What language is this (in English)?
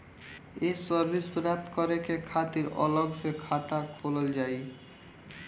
Bhojpuri